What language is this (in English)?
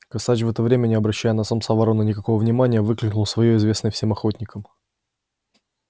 Russian